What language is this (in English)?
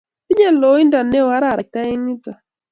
Kalenjin